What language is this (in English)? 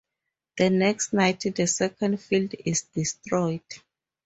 English